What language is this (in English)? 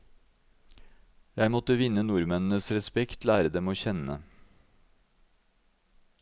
Norwegian